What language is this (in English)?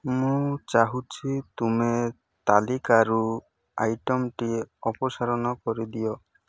Odia